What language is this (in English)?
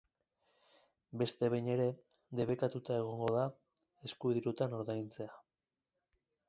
Basque